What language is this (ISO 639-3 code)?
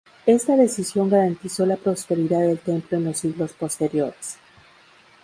spa